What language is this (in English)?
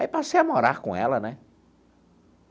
Portuguese